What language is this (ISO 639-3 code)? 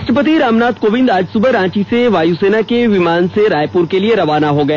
hin